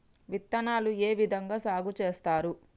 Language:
Telugu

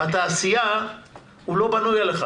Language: Hebrew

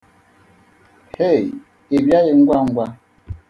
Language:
Igbo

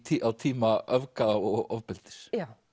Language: Icelandic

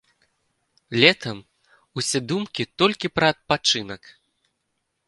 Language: Belarusian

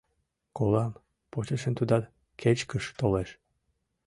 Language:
Mari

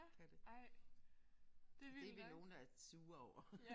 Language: Danish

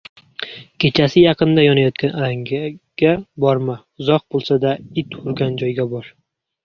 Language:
Uzbek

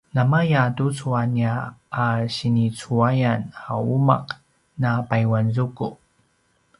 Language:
Paiwan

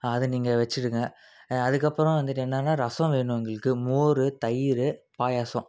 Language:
Tamil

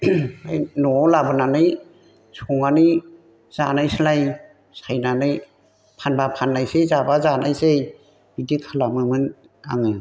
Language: Bodo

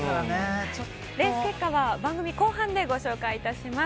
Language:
Japanese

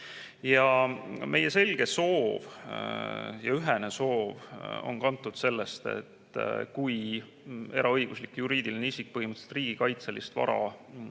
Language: Estonian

